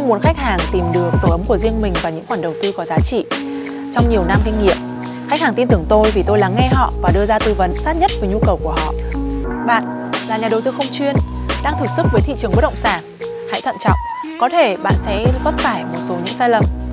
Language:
Vietnamese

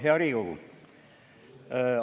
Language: Estonian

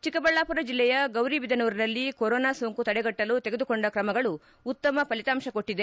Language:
Kannada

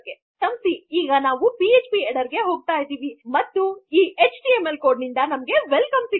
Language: Kannada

